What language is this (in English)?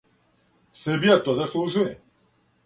Serbian